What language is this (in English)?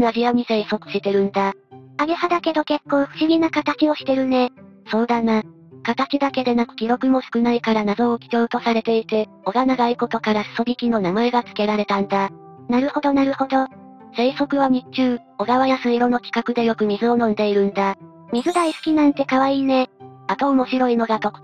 Japanese